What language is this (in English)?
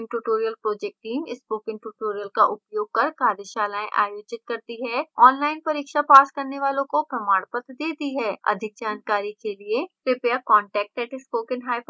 Hindi